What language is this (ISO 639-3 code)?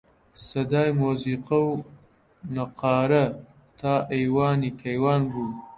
ckb